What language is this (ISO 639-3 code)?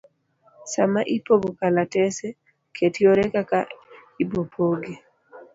luo